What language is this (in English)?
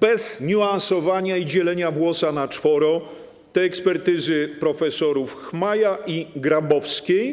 Polish